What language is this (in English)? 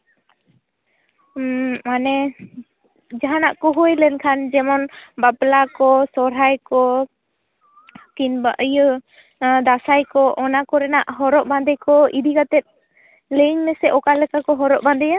Santali